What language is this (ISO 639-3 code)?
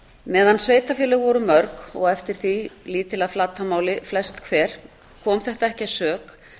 isl